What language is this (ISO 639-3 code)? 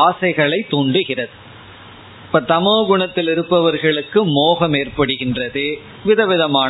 tam